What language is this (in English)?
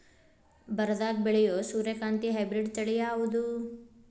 Kannada